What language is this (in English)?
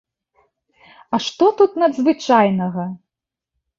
Belarusian